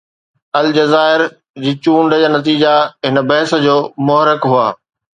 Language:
Sindhi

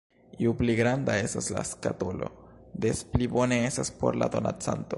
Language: Esperanto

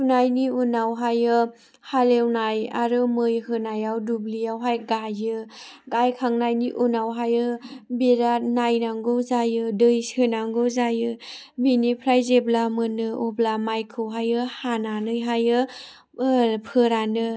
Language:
Bodo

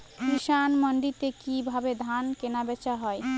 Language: Bangla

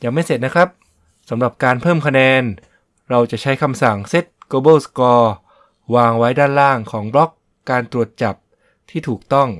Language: Thai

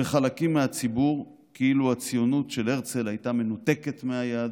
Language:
Hebrew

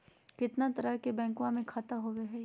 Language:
Magahi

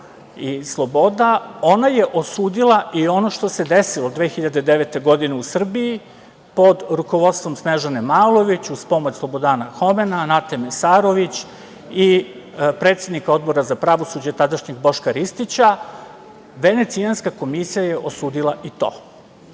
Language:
Serbian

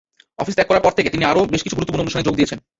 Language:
Bangla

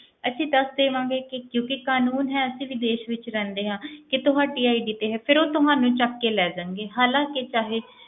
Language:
Punjabi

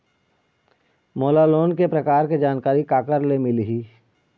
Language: Chhattisgarhi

